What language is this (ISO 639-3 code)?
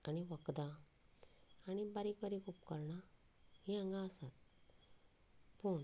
kok